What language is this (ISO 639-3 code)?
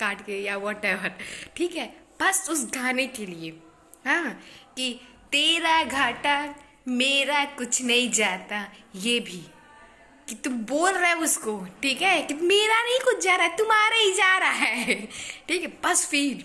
hin